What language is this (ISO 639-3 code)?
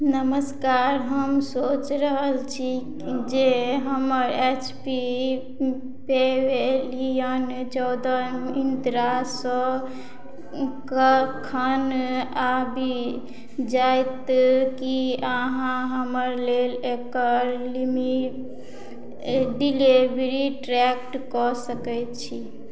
mai